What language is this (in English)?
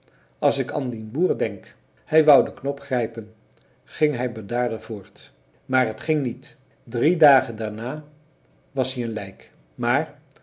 Dutch